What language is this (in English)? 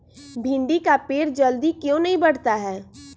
Magahi